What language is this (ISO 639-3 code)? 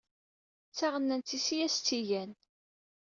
kab